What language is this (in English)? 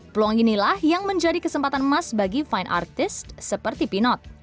Indonesian